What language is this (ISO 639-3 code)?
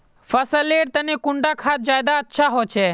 mag